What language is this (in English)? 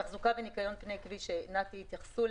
Hebrew